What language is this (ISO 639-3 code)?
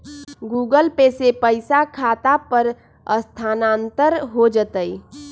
mag